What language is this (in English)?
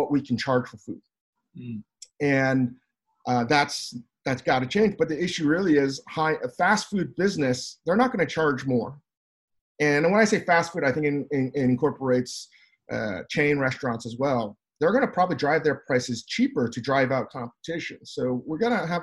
English